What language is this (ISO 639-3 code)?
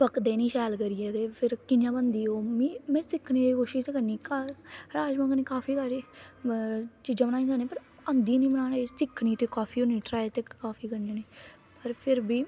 doi